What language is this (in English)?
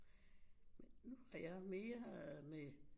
Danish